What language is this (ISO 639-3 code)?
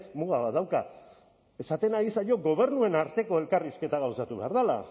eus